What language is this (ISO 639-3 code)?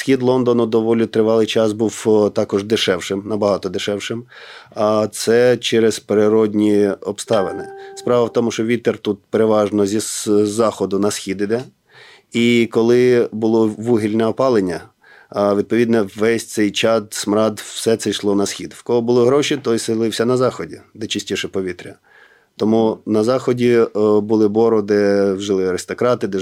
ukr